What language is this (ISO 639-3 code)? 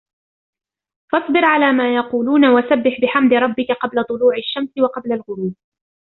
ara